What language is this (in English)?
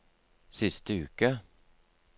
Norwegian